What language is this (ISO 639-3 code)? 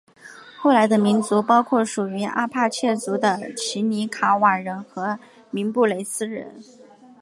zho